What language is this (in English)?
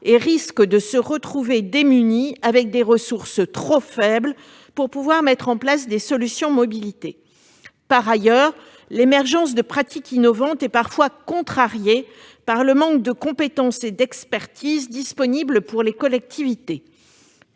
French